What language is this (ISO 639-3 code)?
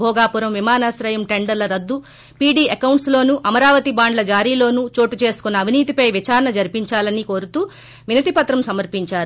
tel